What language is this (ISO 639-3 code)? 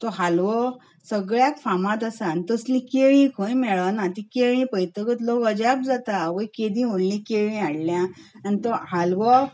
kok